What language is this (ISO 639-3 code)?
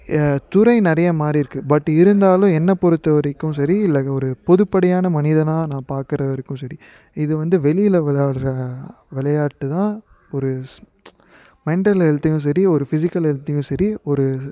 tam